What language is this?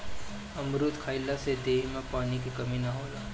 Bhojpuri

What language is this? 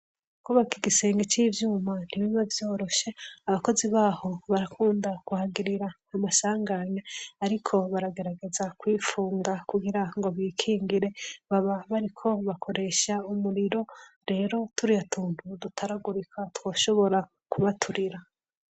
Rundi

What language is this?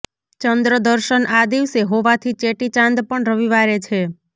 Gujarati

